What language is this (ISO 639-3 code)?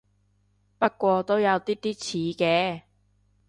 yue